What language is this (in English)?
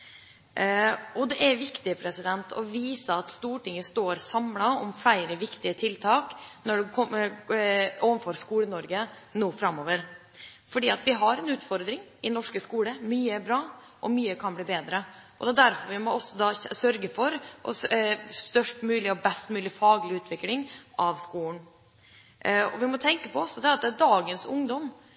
Norwegian Bokmål